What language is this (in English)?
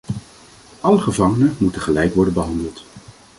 Dutch